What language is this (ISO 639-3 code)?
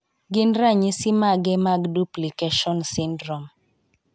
luo